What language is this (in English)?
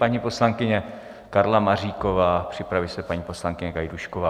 Czech